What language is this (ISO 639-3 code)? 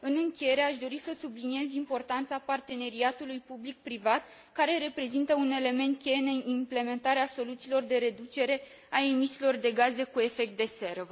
ron